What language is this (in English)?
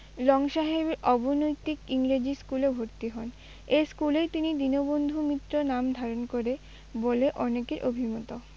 Bangla